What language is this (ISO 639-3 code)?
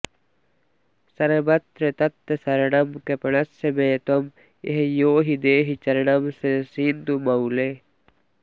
san